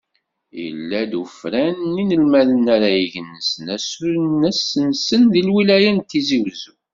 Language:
Kabyle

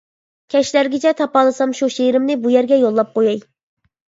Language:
Uyghur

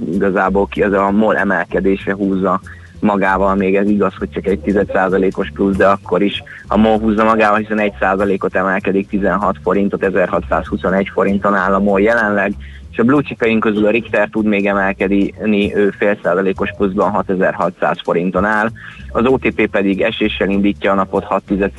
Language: Hungarian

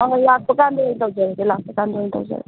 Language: Manipuri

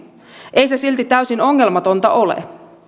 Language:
Finnish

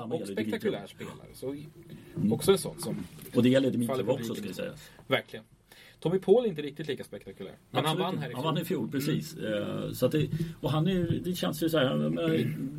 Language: Swedish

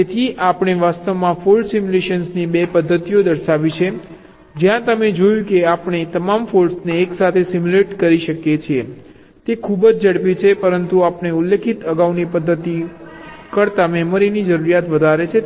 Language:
Gujarati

